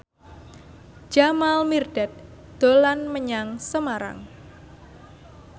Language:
Javanese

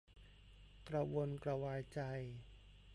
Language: Thai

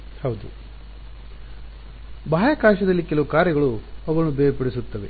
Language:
Kannada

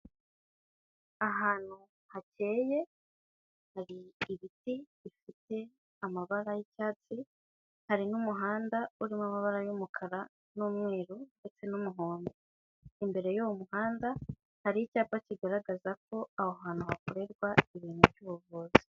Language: Kinyarwanda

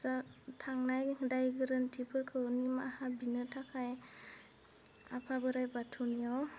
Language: Bodo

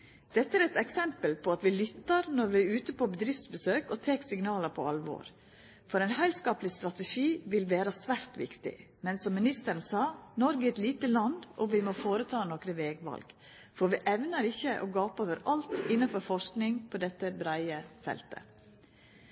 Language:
Norwegian Nynorsk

